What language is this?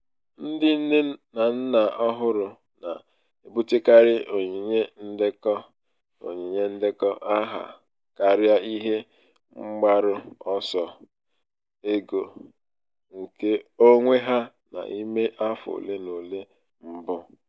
Igbo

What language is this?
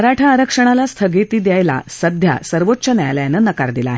Marathi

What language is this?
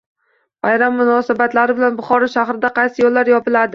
Uzbek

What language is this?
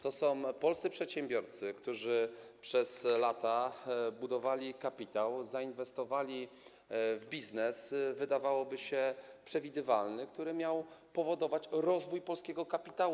Polish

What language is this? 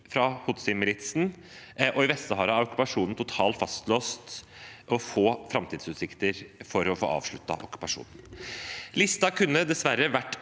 Norwegian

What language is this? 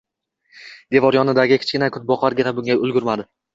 Uzbek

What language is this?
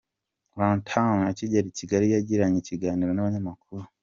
Kinyarwanda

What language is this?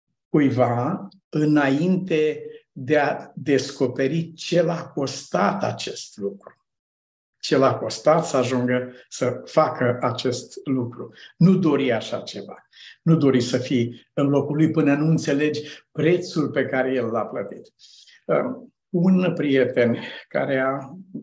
Romanian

